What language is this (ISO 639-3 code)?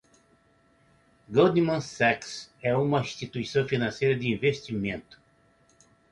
por